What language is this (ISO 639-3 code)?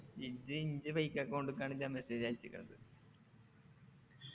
mal